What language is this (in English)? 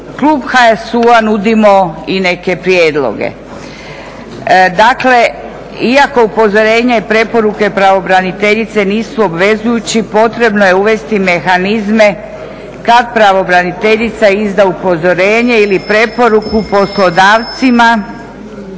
Croatian